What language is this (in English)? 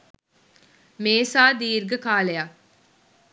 Sinhala